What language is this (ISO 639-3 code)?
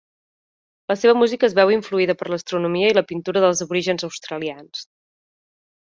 cat